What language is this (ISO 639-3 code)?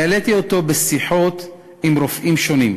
heb